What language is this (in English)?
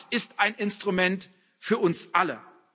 German